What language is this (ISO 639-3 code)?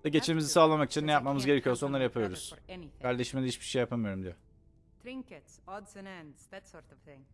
tur